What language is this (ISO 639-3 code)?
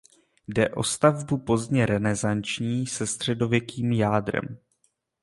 ces